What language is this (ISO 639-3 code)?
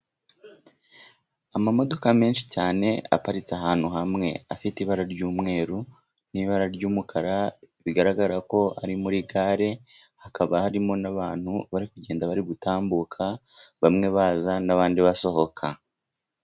kin